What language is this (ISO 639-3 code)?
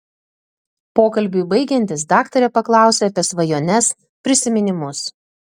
lit